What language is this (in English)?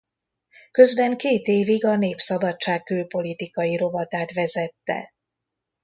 Hungarian